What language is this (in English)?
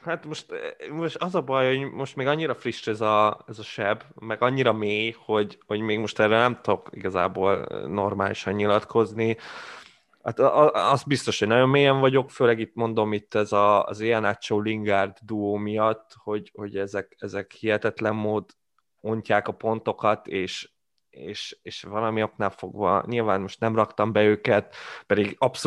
Hungarian